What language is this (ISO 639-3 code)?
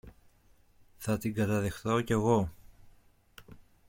ell